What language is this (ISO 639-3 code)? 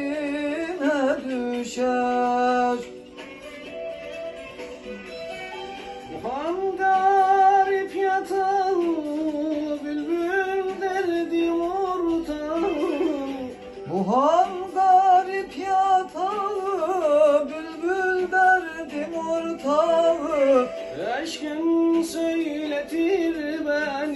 tur